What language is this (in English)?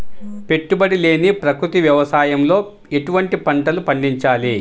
Telugu